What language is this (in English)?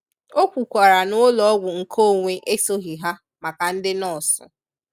Igbo